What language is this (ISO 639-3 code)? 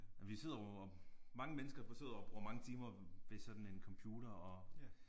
dan